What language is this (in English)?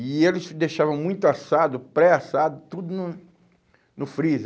Portuguese